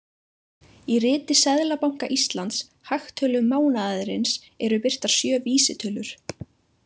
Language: Icelandic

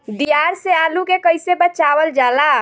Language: Bhojpuri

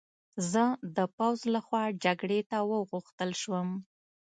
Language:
Pashto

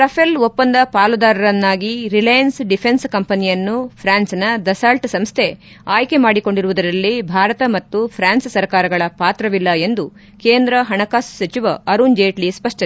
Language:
Kannada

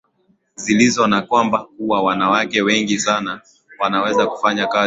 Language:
Swahili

